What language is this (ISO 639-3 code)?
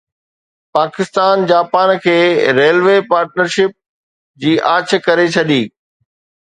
snd